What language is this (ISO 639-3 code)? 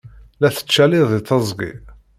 kab